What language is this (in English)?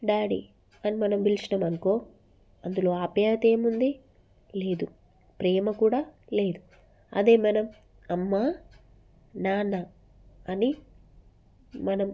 Telugu